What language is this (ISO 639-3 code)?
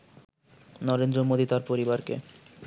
ben